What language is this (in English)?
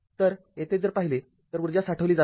Marathi